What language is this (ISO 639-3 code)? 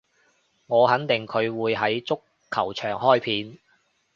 yue